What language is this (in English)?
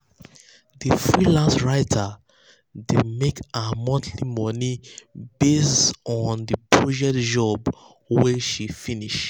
Nigerian Pidgin